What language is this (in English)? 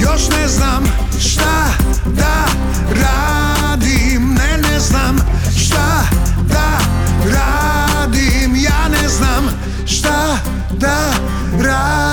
Croatian